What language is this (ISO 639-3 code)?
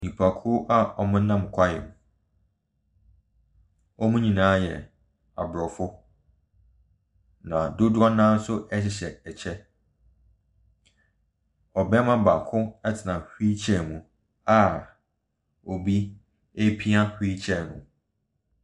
aka